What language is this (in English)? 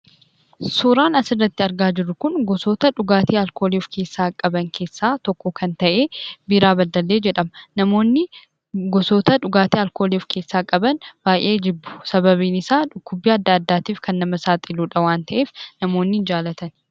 Oromo